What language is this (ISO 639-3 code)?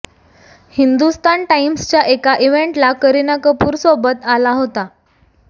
mar